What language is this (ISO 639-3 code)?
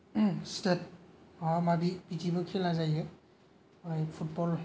brx